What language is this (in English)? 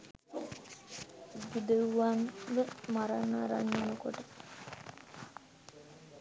Sinhala